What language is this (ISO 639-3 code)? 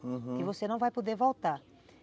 por